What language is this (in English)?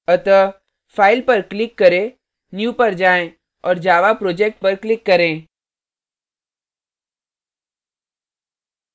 Hindi